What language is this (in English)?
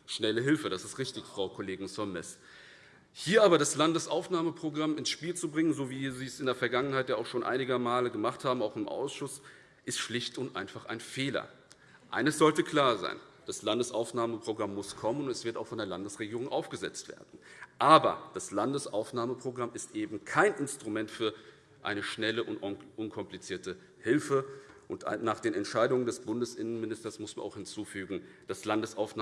German